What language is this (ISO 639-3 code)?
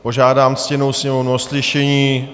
ces